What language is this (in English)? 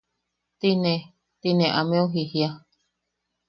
Yaqui